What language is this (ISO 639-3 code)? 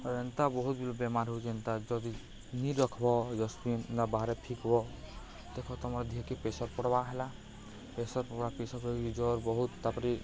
ori